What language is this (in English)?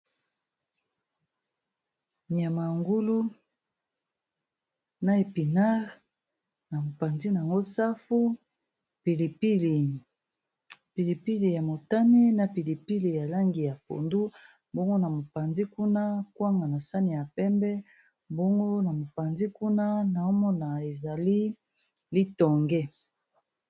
Lingala